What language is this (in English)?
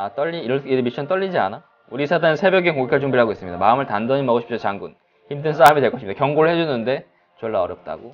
Korean